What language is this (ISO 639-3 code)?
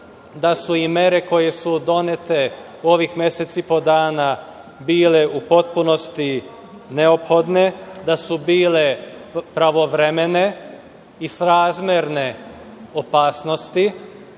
srp